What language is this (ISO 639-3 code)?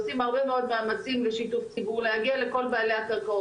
heb